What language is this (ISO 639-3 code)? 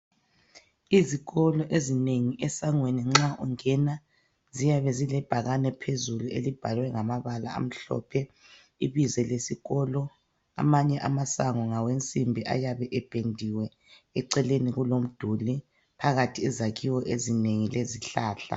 nde